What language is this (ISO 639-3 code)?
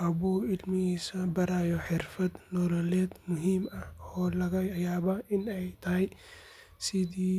som